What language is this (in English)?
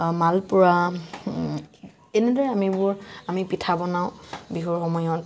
Assamese